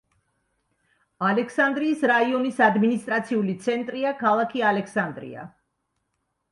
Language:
Georgian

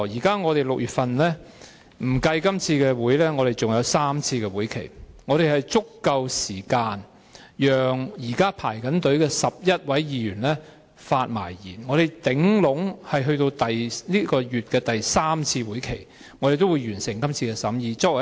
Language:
Cantonese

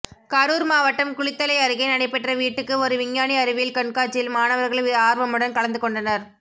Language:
Tamil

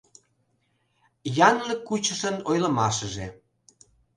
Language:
Mari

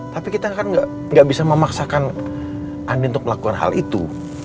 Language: Indonesian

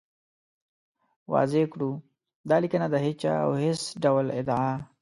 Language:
Pashto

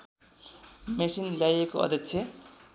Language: Nepali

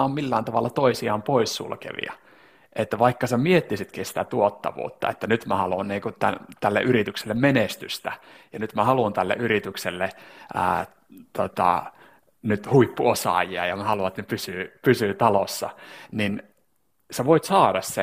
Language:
Finnish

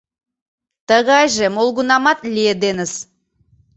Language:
Mari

